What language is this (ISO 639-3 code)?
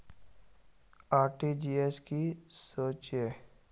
mag